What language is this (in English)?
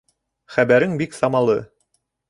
Bashkir